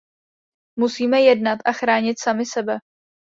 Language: Czech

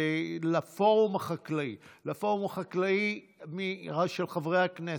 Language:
Hebrew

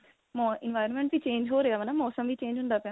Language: Punjabi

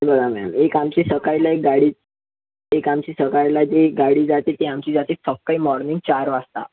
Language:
Marathi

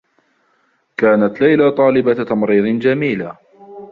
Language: Arabic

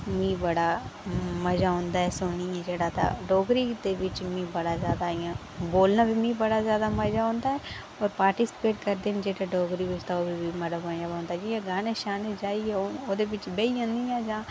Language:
Dogri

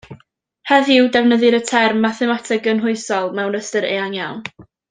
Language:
Welsh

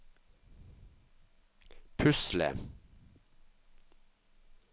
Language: Norwegian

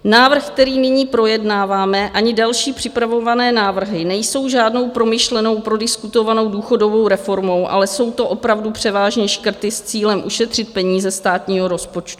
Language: Czech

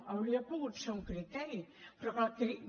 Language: Catalan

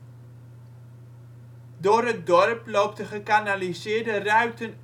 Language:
Dutch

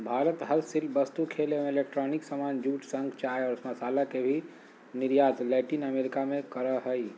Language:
Magahi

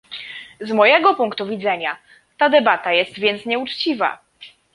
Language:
Polish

